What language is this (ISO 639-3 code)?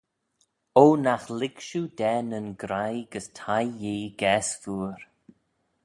glv